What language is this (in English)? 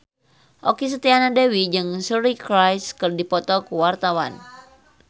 Sundanese